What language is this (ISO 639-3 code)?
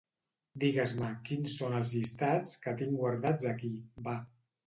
cat